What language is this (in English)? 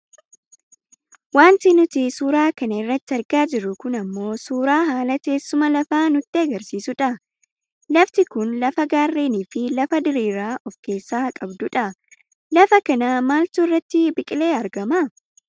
Oromo